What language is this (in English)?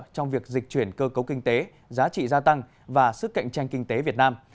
Vietnamese